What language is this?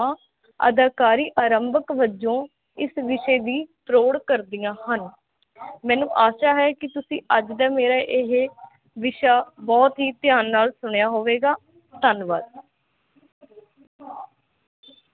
Punjabi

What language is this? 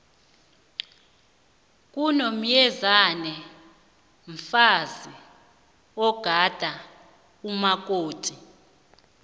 South Ndebele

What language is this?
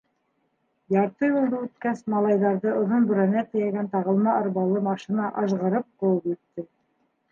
Bashkir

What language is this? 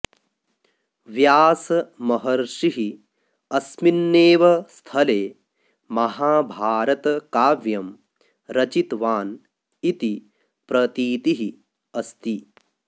Sanskrit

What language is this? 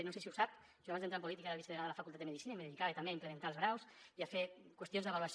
Catalan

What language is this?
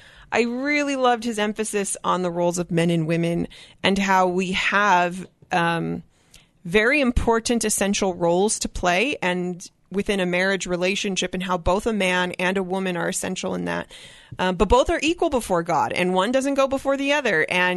English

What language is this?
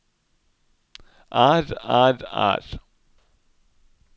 Norwegian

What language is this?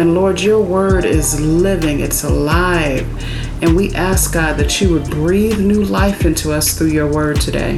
English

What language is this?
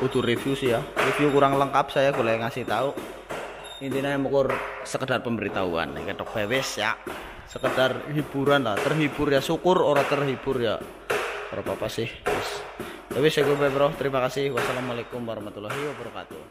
Indonesian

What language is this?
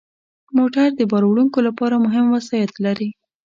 Pashto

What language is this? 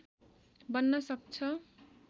Nepali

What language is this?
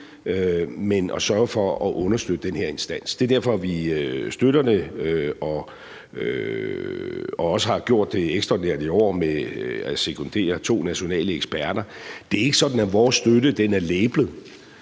Danish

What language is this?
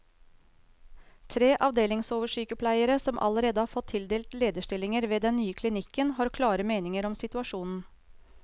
Norwegian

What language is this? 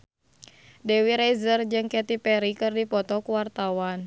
Sundanese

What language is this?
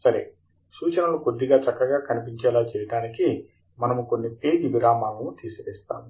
Telugu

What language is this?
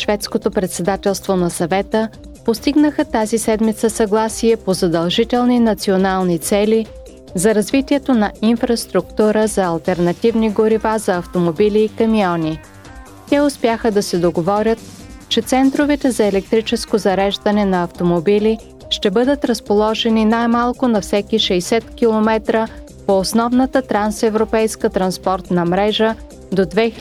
Bulgarian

